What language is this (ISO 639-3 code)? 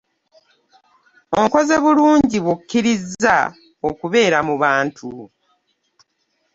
lug